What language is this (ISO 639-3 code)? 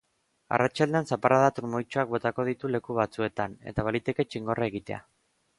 eus